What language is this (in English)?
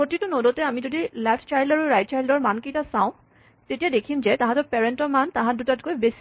Assamese